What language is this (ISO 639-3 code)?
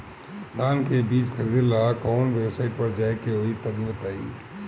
bho